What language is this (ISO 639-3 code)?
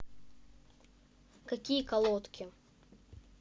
rus